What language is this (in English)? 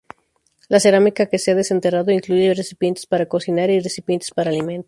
Spanish